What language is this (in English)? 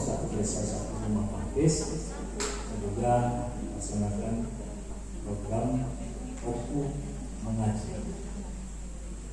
Indonesian